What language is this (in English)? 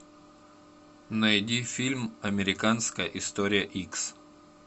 Russian